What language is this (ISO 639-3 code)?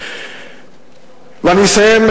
heb